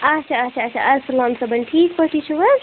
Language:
Kashmiri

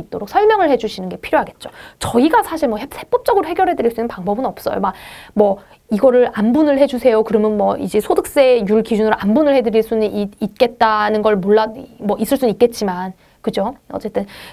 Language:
Korean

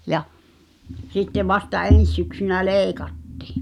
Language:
Finnish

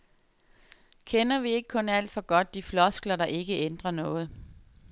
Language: Danish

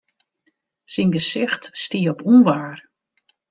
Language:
Western Frisian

